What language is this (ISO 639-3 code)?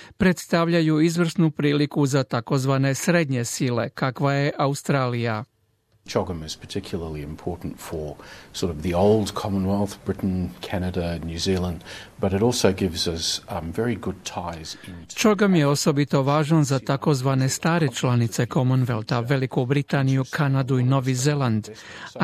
hrv